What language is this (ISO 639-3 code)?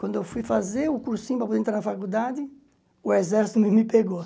por